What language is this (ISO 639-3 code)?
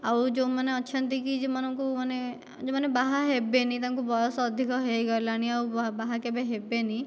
ori